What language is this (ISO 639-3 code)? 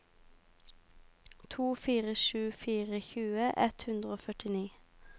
nor